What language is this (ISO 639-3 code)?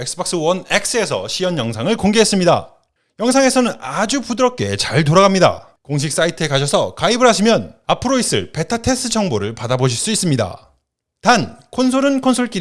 kor